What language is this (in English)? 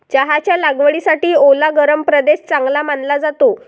Marathi